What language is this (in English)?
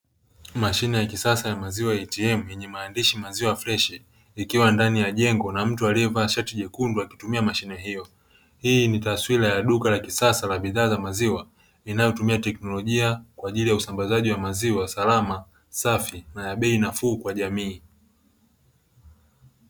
Swahili